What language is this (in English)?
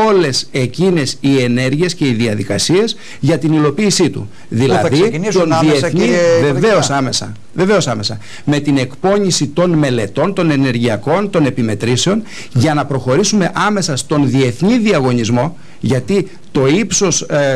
Greek